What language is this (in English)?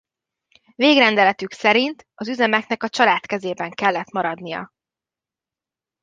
Hungarian